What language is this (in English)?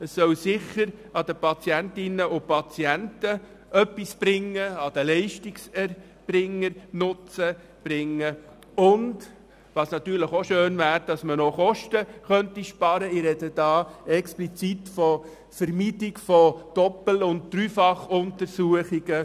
Swiss German